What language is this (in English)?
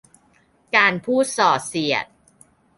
Thai